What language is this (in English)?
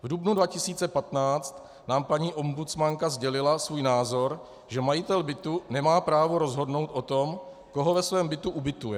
Czech